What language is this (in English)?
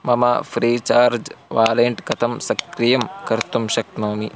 Sanskrit